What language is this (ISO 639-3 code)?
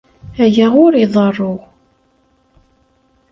kab